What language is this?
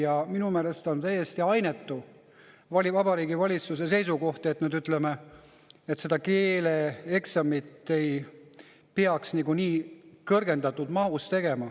Estonian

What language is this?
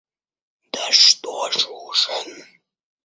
Russian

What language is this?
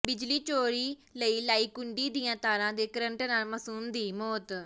Punjabi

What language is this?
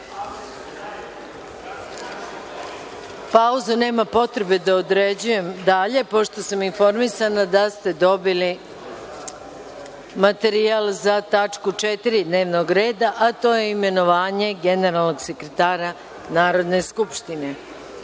Serbian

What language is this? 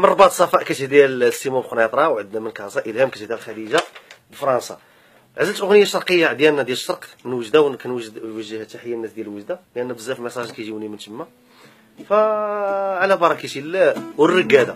Arabic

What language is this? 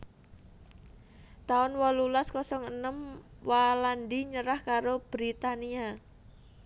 Javanese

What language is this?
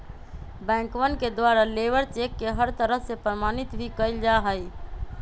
Magahi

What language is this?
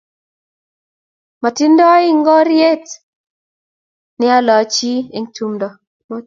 Kalenjin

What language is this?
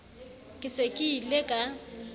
Southern Sotho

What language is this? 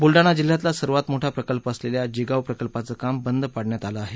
Marathi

